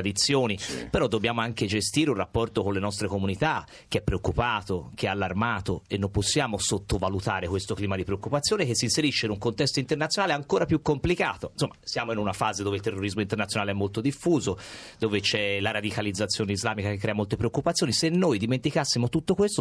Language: Italian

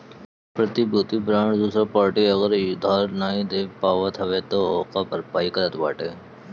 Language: Bhojpuri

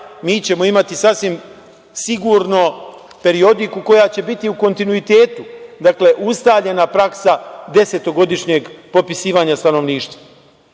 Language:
Serbian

